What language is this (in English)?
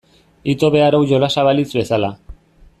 Basque